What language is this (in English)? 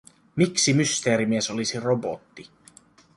Finnish